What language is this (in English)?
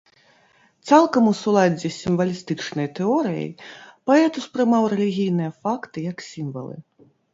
Belarusian